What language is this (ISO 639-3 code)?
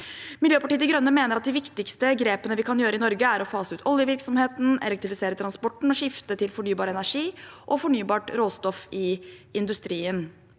nor